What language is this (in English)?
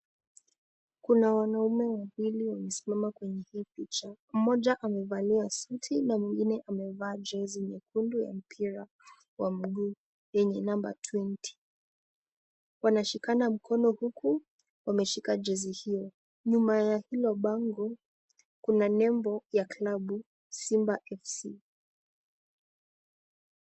Swahili